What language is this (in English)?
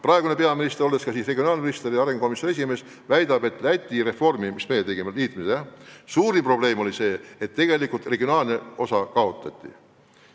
Estonian